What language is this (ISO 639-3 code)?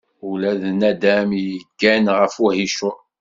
kab